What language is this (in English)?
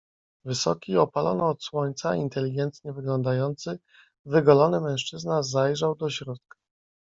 Polish